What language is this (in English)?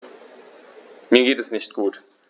German